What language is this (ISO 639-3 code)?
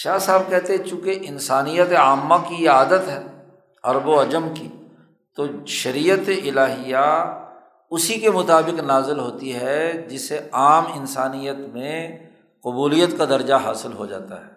urd